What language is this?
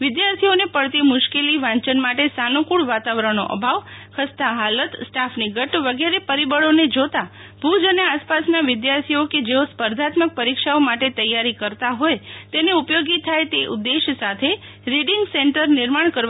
Gujarati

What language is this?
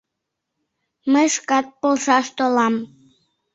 Mari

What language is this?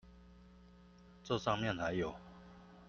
Chinese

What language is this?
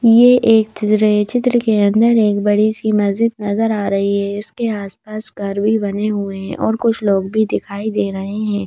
Hindi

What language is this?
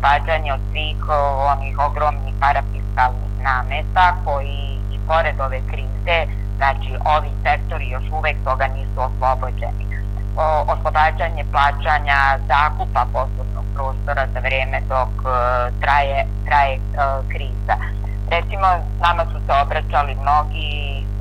Croatian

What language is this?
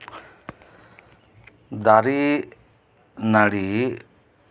Santali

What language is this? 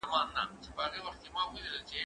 Pashto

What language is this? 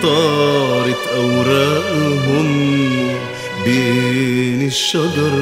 Arabic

